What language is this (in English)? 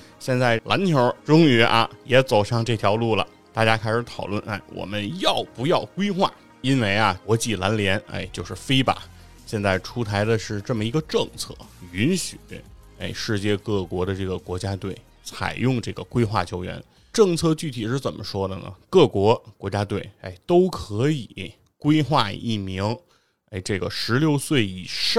Chinese